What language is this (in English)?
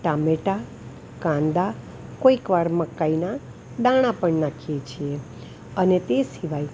Gujarati